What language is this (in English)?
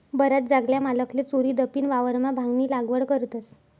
Marathi